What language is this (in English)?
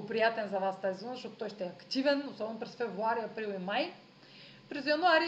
Bulgarian